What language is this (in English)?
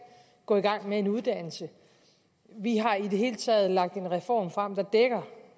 Danish